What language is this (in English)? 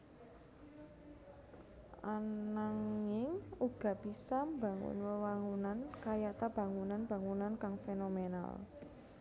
Javanese